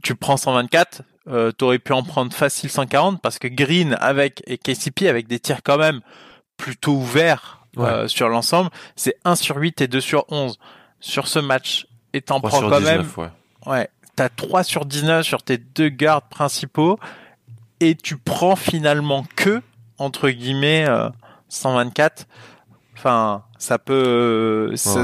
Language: French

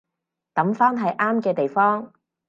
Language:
Cantonese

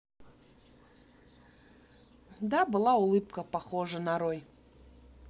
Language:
Russian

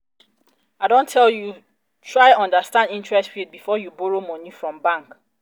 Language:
Nigerian Pidgin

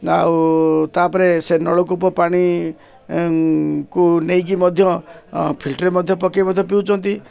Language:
Odia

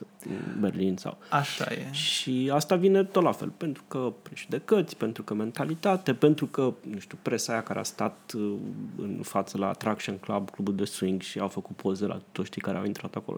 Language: Romanian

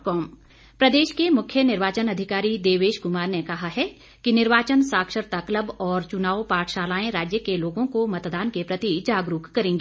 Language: Hindi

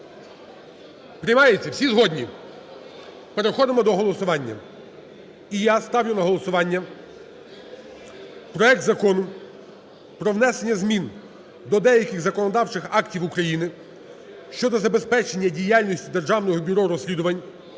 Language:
Ukrainian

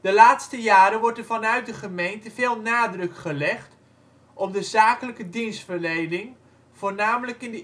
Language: Dutch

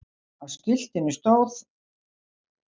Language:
Icelandic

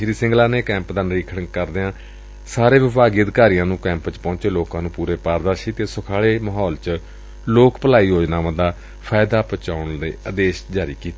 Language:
Punjabi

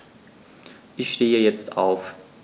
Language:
German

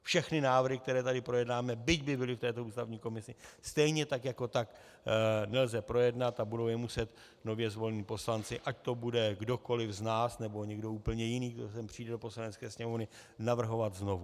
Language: Czech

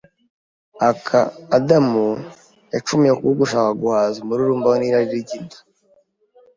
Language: Kinyarwanda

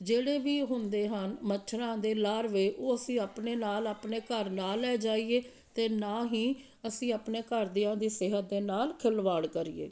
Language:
Punjabi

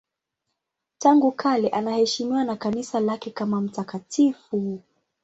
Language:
Swahili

